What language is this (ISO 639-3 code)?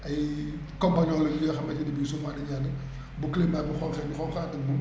wol